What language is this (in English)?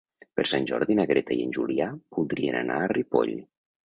Catalan